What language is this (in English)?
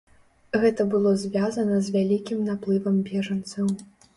Belarusian